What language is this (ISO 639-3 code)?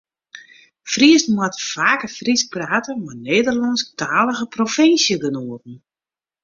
fry